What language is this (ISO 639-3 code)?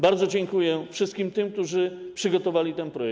pol